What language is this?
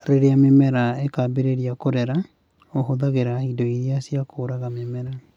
Kikuyu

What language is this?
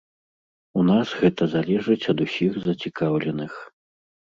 Belarusian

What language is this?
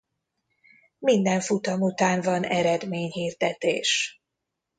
Hungarian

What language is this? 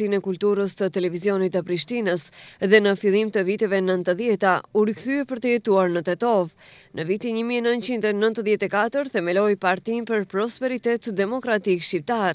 Romanian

